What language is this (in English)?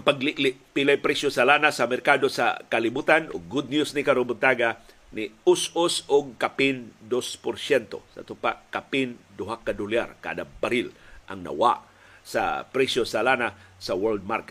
Filipino